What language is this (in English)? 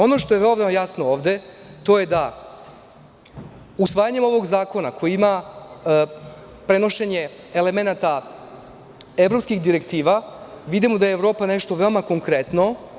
Serbian